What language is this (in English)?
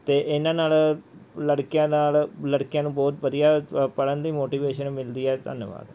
Punjabi